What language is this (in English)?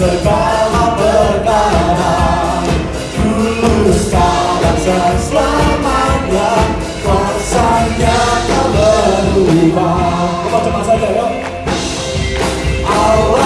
Indonesian